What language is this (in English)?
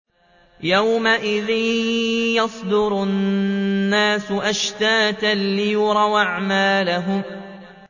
Arabic